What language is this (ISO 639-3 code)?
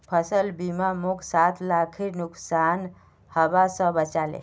mag